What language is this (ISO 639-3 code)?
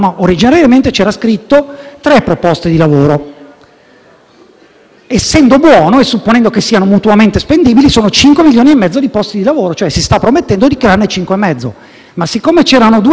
ita